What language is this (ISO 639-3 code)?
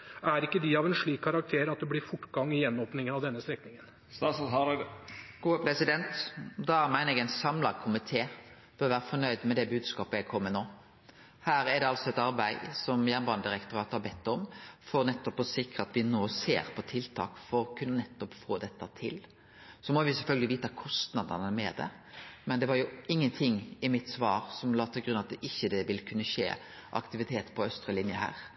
nor